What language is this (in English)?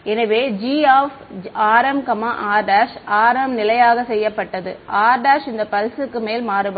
Tamil